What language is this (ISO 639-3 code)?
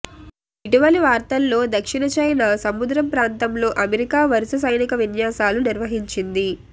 tel